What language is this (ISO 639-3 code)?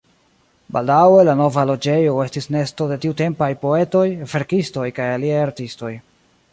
epo